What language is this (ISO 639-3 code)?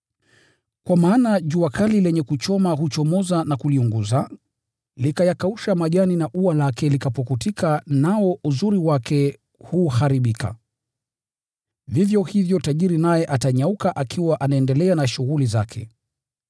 swa